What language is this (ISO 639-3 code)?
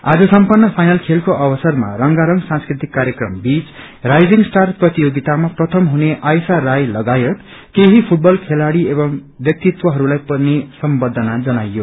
nep